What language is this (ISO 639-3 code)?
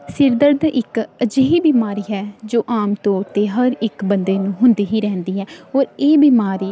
pan